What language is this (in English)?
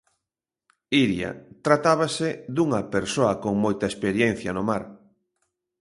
Galician